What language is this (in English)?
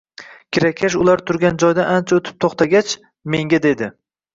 Uzbek